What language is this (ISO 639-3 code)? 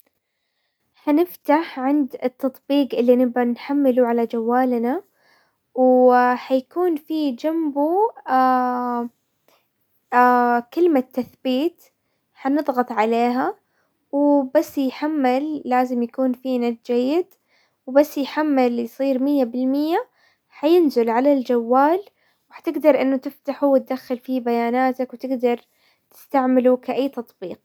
acw